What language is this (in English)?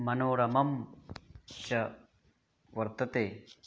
Sanskrit